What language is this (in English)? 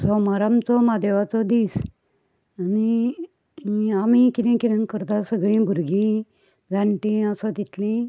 Konkani